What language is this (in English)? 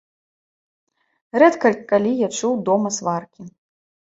Belarusian